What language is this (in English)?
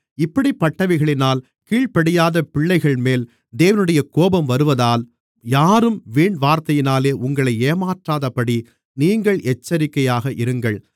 Tamil